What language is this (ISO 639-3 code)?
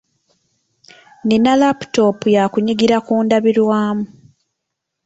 lug